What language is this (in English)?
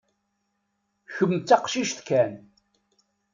Kabyle